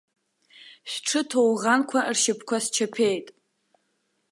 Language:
Abkhazian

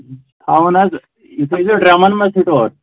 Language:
Kashmiri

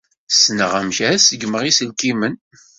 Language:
Kabyle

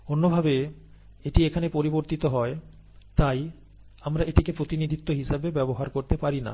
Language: Bangla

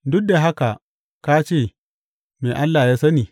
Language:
Hausa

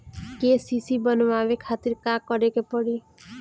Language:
Bhojpuri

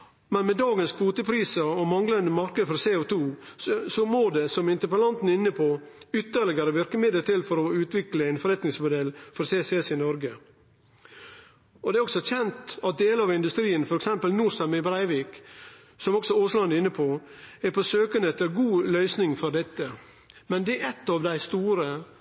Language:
Norwegian Nynorsk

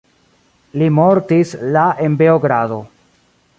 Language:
Esperanto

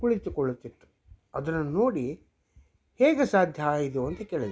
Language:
Kannada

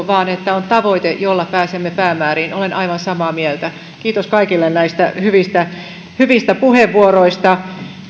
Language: Finnish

